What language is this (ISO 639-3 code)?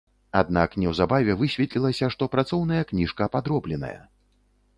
bel